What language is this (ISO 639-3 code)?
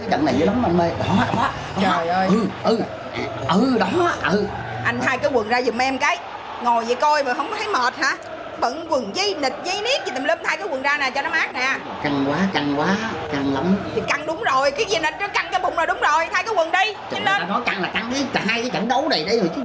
vie